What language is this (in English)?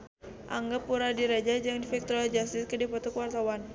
Sundanese